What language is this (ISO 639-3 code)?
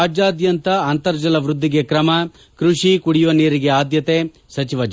kan